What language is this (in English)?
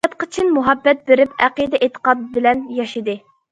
Uyghur